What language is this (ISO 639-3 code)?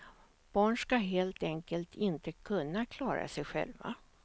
swe